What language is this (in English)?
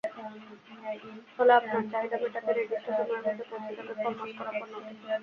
Bangla